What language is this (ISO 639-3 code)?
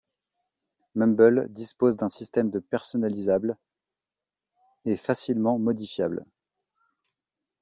fra